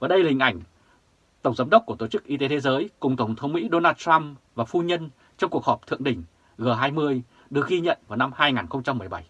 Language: Vietnamese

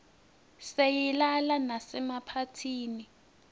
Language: Swati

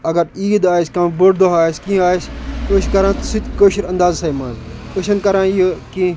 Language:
Kashmiri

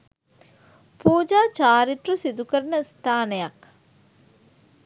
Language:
Sinhala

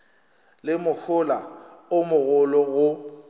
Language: Northern Sotho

